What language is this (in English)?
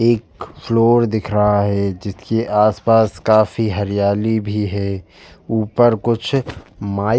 Hindi